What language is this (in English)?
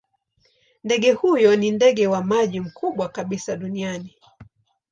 Swahili